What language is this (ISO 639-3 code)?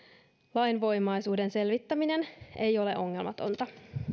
fin